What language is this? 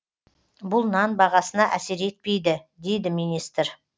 Kazakh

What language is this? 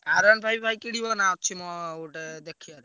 Odia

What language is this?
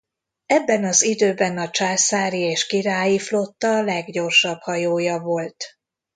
Hungarian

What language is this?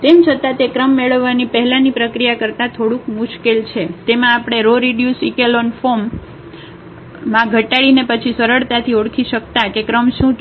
Gujarati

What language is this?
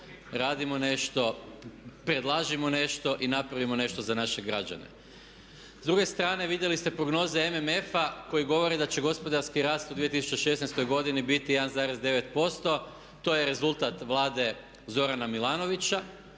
Croatian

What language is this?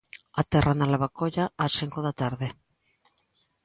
Galician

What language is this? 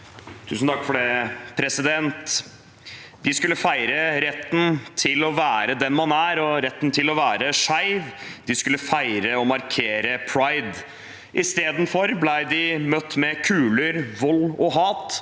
Norwegian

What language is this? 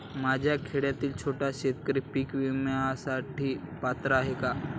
Marathi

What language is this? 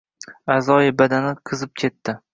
Uzbek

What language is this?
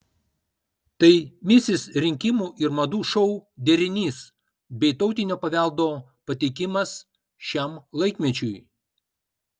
Lithuanian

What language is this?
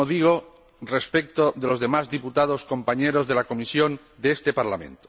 Spanish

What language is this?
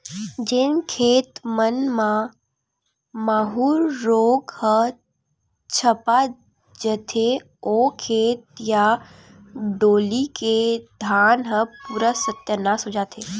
Chhattisgarhi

